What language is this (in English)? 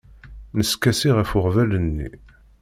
Kabyle